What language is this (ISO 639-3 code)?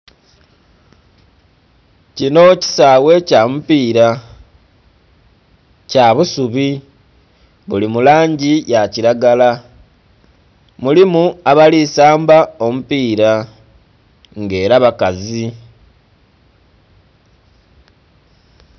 xog